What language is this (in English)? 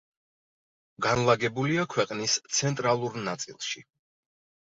Georgian